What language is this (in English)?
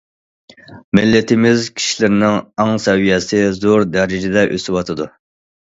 Uyghur